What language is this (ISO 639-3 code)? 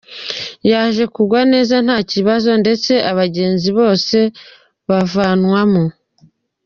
kin